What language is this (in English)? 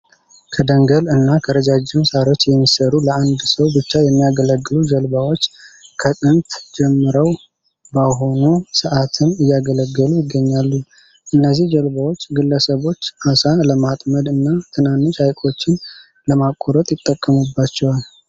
Amharic